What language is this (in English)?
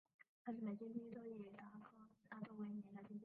Chinese